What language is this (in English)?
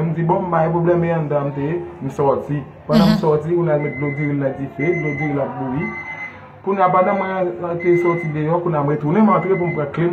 French